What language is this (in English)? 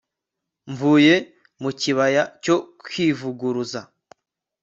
Kinyarwanda